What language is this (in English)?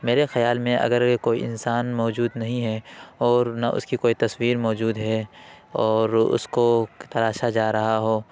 Urdu